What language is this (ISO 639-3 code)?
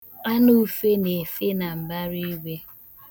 ibo